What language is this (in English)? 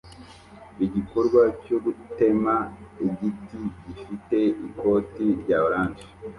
Kinyarwanda